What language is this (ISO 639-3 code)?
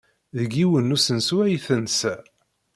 kab